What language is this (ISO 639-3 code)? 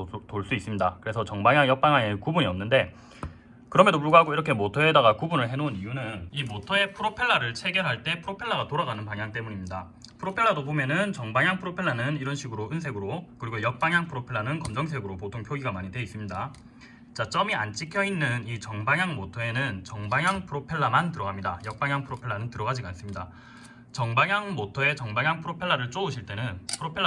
kor